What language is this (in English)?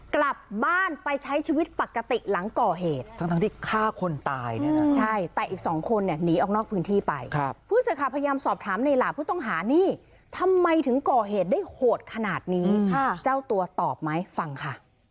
Thai